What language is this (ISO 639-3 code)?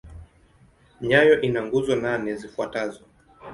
swa